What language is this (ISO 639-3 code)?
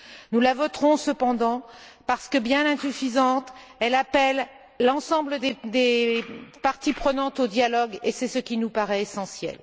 fra